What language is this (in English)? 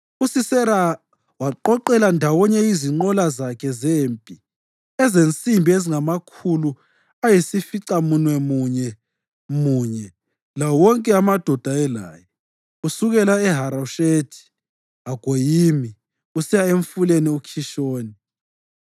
North Ndebele